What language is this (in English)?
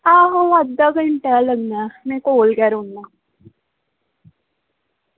Dogri